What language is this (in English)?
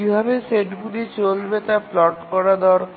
Bangla